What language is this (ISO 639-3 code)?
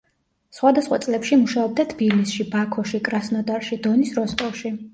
kat